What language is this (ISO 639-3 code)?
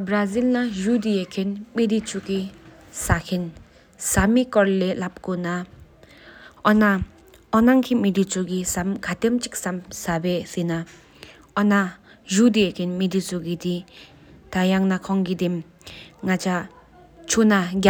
sip